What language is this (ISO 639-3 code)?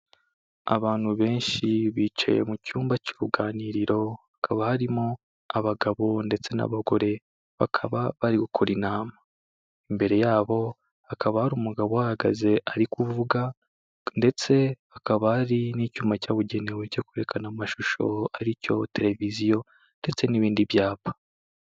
kin